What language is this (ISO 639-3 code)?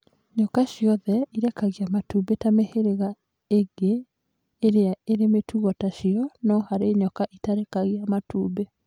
kik